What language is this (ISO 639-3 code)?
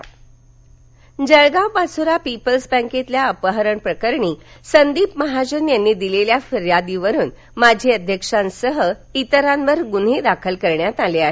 mar